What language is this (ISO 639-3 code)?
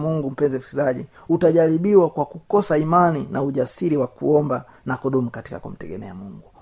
swa